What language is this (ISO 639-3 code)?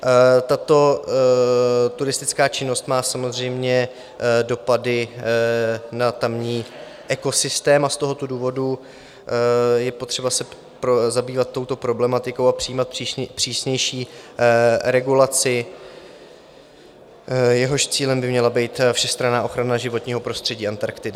ces